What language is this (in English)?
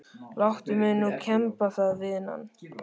Icelandic